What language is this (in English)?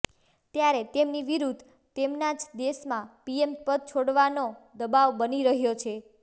Gujarati